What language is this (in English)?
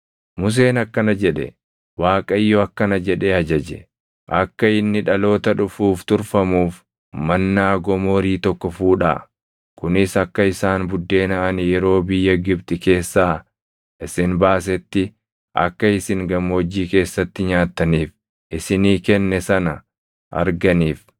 Oromo